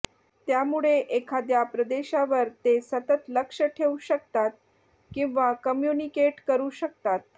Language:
Marathi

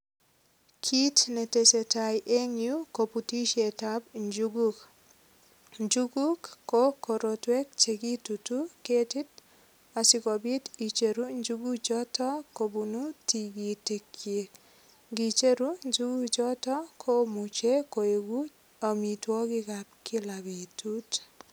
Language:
Kalenjin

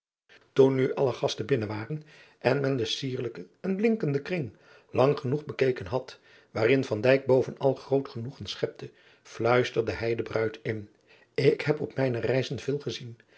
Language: Dutch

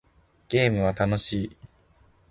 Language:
Japanese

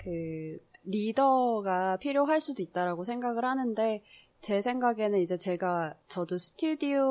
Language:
Korean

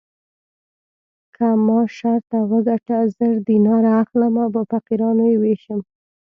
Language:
Pashto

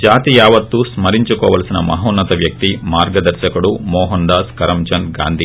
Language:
Telugu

